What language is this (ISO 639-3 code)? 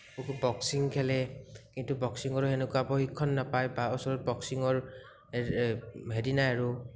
asm